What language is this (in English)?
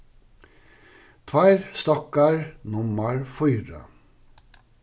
Faroese